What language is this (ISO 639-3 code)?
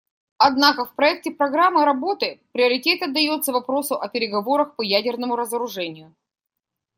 rus